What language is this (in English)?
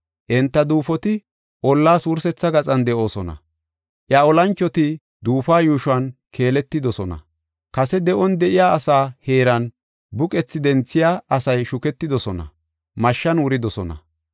Gofa